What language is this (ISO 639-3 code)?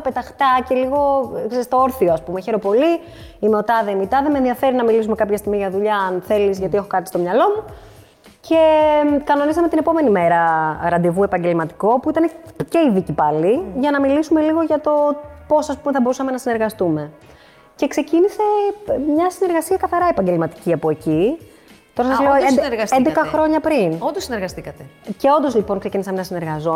ell